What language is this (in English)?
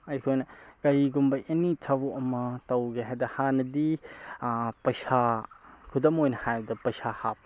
Manipuri